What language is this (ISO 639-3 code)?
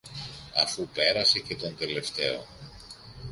ell